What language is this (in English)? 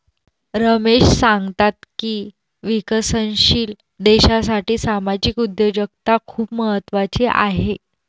Marathi